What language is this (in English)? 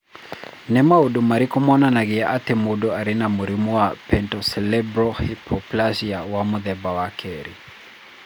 Kikuyu